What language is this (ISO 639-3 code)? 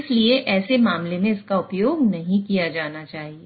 hin